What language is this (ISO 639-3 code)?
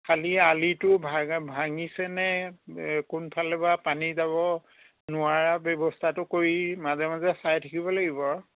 asm